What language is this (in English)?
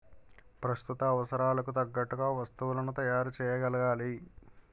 Telugu